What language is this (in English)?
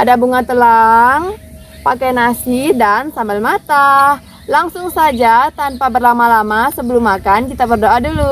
Indonesian